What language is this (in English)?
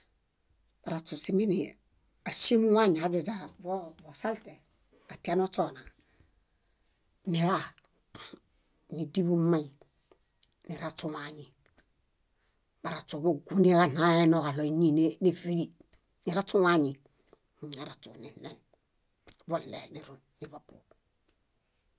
Bayot